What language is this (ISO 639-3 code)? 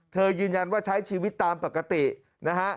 tha